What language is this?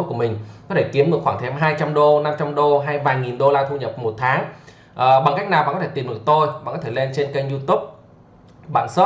Vietnamese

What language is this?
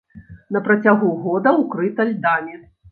Belarusian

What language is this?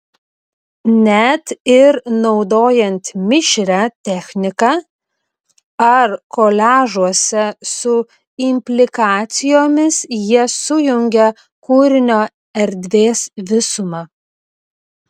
Lithuanian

